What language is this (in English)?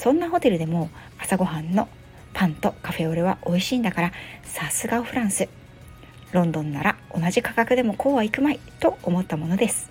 Japanese